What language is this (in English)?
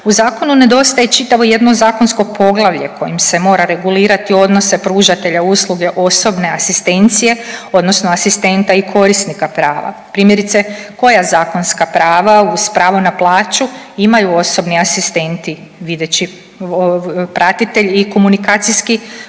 Croatian